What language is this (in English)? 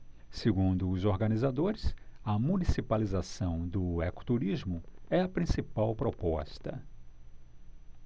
Portuguese